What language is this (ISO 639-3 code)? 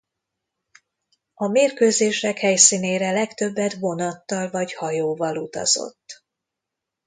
hun